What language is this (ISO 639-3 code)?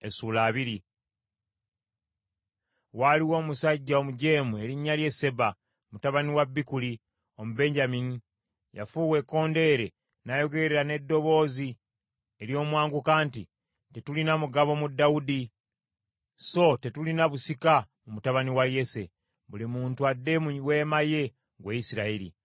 lug